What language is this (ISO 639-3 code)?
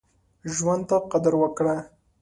pus